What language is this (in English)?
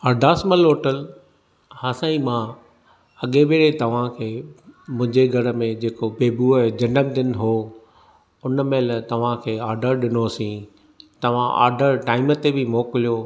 Sindhi